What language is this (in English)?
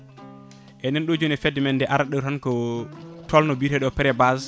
Fula